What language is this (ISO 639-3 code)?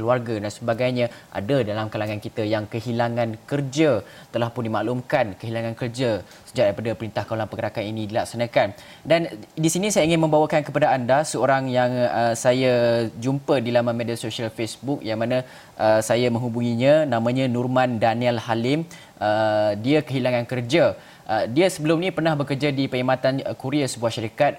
msa